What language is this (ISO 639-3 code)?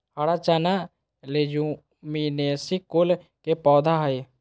mag